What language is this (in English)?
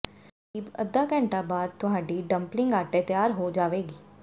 Punjabi